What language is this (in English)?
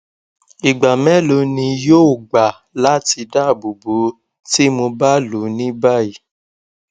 Yoruba